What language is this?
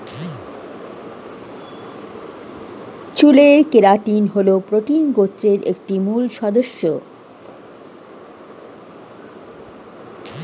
Bangla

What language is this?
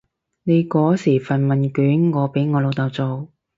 Cantonese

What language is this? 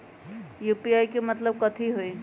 Magahi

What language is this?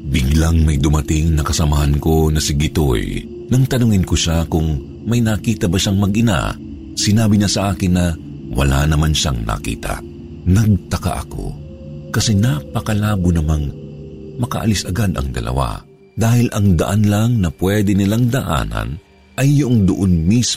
Filipino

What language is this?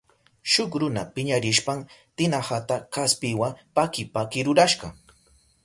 Southern Pastaza Quechua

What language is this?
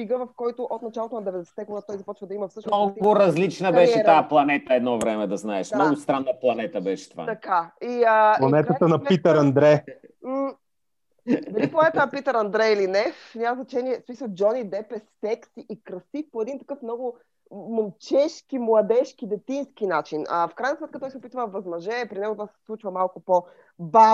Bulgarian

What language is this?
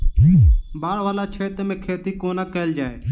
Maithili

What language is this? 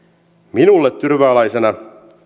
Finnish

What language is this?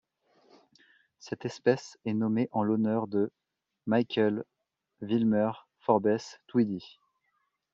French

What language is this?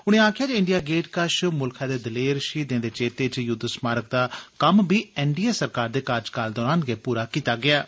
Dogri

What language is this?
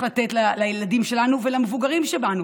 Hebrew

